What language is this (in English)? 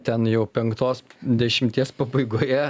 Lithuanian